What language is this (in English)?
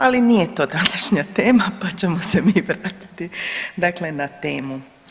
Croatian